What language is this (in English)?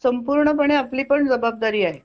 Marathi